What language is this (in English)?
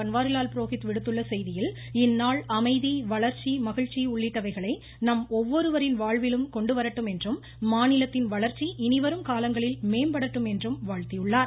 Tamil